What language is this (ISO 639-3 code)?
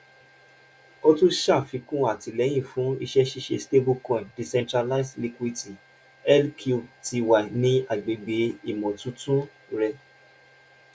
yor